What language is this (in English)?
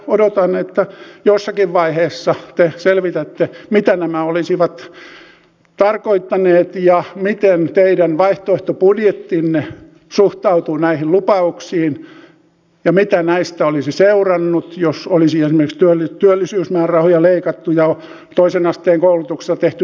Finnish